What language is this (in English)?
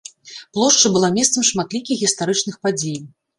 Belarusian